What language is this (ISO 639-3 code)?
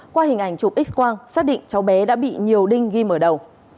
vie